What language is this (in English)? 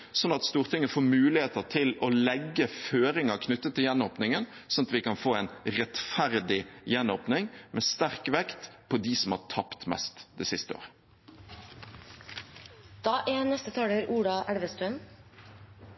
Norwegian Bokmål